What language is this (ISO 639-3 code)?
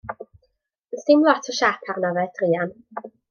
cym